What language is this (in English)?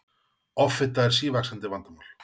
Icelandic